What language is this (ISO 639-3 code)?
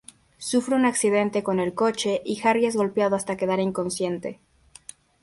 spa